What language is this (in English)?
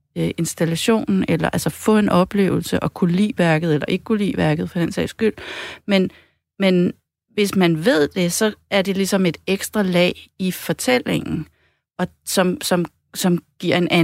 Danish